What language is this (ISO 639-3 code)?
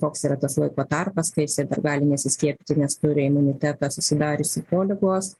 lit